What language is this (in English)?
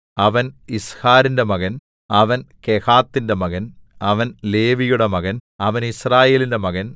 Malayalam